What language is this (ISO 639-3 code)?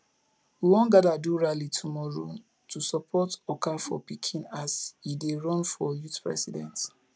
pcm